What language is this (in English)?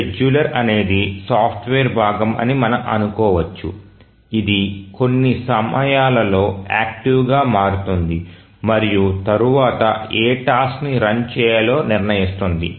Telugu